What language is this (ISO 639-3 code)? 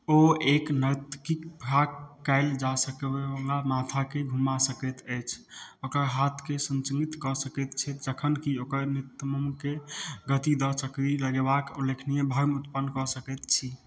mai